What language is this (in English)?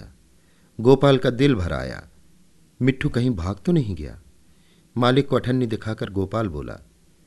Hindi